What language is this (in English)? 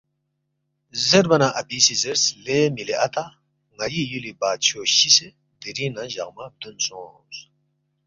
Balti